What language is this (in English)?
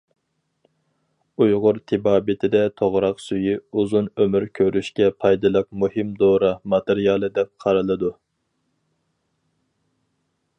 Uyghur